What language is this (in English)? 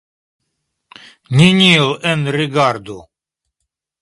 Esperanto